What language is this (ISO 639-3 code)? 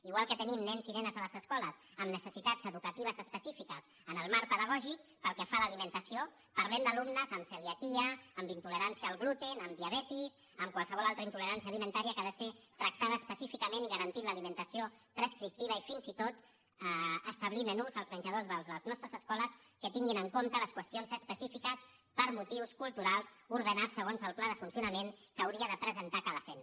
cat